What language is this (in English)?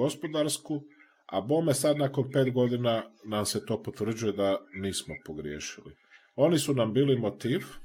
Croatian